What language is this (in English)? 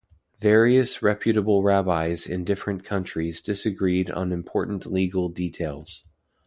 English